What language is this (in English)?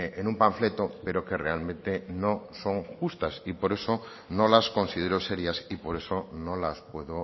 Spanish